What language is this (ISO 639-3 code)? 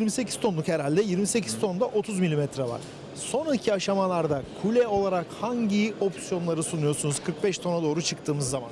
tur